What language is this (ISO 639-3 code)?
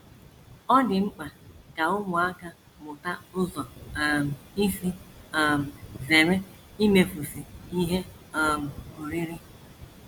ibo